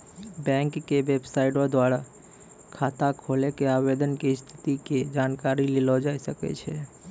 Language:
Maithili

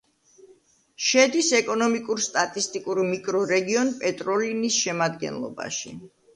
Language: Georgian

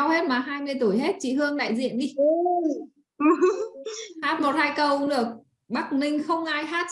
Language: Vietnamese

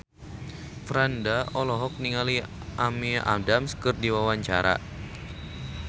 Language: Sundanese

